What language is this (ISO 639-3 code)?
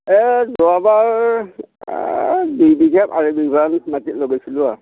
asm